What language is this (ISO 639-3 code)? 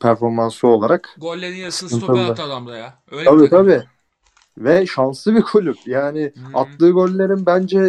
tur